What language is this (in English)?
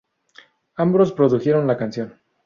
Spanish